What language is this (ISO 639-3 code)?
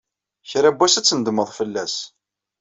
kab